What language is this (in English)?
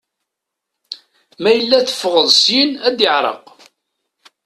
Kabyle